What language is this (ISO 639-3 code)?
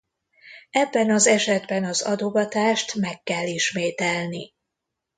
hun